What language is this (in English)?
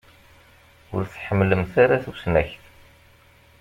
Kabyle